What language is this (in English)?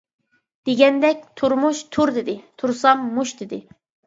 Uyghur